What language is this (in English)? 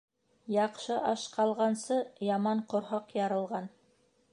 Bashkir